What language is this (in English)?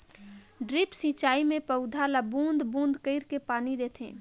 Chhattisgarhi